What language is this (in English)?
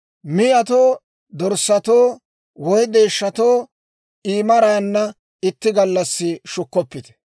Dawro